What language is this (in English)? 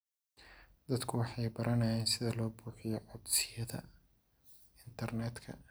Somali